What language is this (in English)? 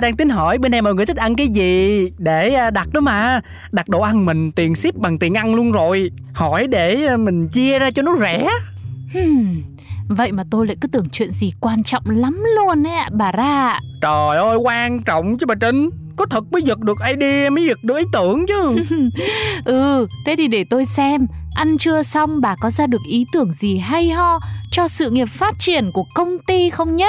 Vietnamese